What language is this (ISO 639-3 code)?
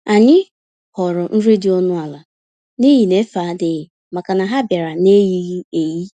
ibo